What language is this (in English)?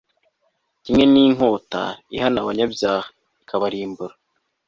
Kinyarwanda